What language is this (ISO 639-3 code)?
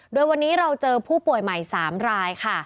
tha